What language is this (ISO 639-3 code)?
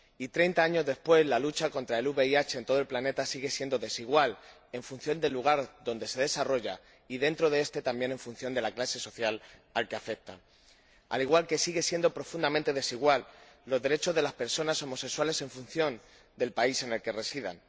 spa